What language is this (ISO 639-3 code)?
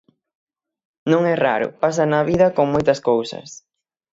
glg